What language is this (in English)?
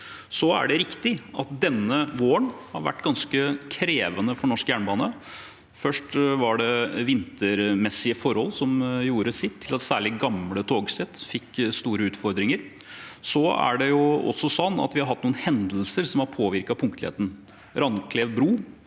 Norwegian